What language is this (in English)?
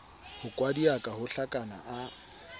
Southern Sotho